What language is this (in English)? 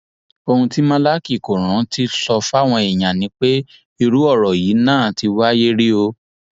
Yoruba